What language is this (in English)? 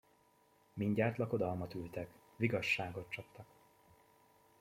Hungarian